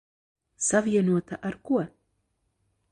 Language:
Latvian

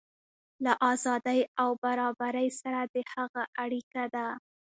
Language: Pashto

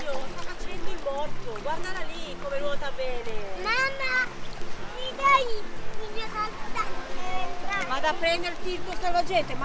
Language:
Italian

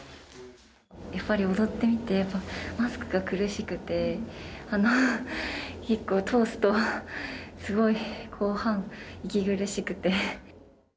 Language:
Japanese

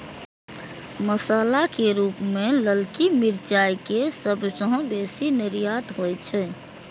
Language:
Maithili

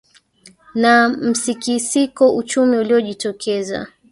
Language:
Swahili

